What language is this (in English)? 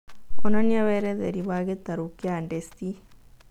Kikuyu